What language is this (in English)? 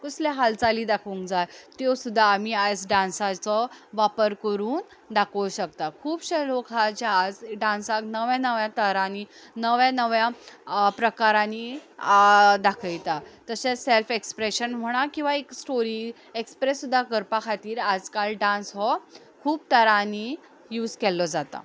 Konkani